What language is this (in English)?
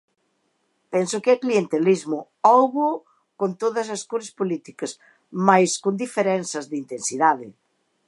Galician